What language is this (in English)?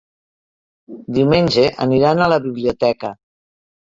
Catalan